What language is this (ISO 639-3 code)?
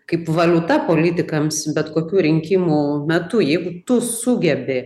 lit